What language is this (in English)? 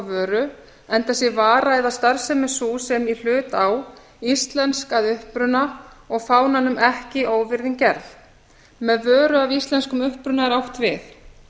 Icelandic